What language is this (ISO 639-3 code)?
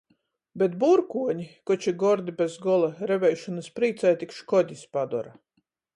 ltg